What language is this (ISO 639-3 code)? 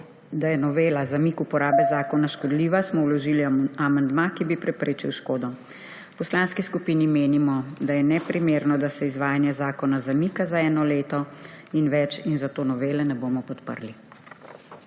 slv